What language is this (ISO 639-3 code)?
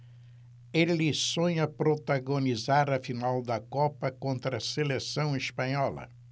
por